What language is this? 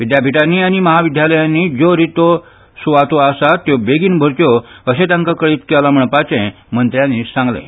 Konkani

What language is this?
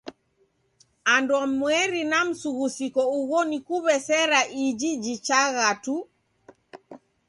Taita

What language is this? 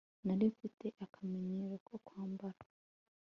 Kinyarwanda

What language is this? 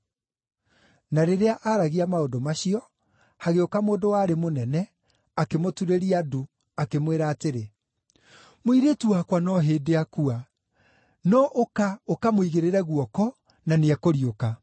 Kikuyu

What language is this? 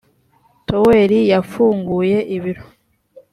Kinyarwanda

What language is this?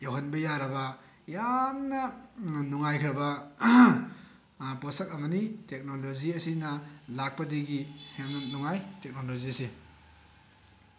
Manipuri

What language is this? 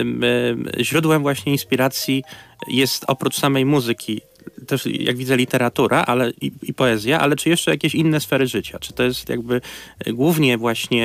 Polish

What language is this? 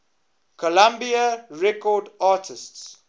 English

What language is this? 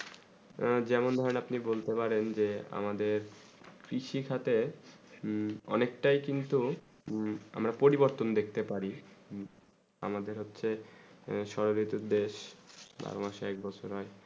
Bangla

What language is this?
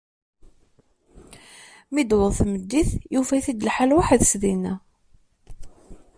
Kabyle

